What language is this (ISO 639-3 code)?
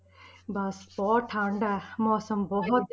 pan